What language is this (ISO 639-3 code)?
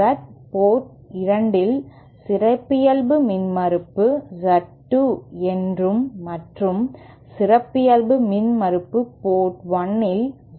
tam